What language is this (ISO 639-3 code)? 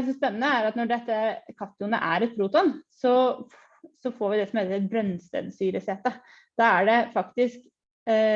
nor